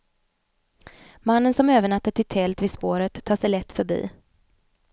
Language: Swedish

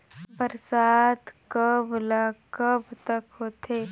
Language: Chhattisgarhi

